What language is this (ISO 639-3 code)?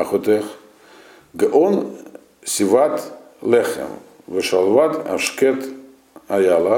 rus